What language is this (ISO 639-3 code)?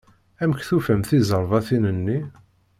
kab